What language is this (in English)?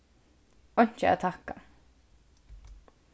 Faroese